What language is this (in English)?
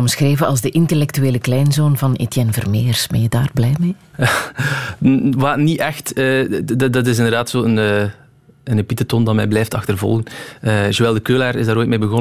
Dutch